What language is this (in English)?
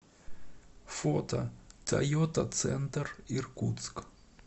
Russian